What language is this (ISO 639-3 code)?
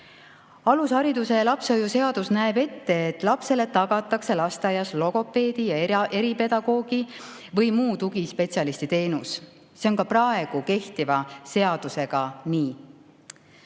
est